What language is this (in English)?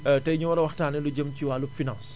Wolof